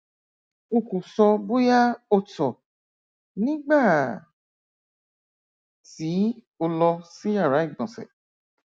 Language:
Yoruba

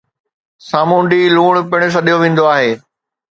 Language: Sindhi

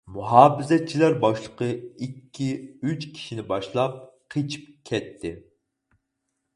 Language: Uyghur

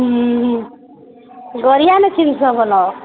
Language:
Odia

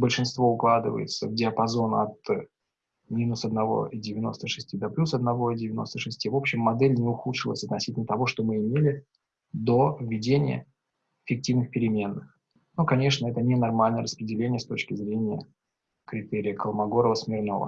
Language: Russian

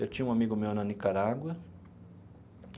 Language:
Portuguese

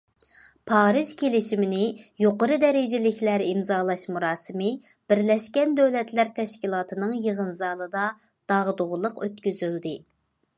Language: Uyghur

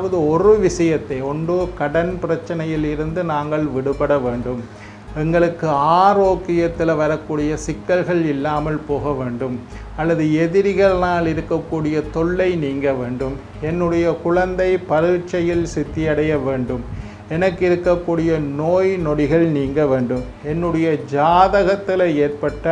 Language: Indonesian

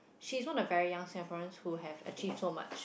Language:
English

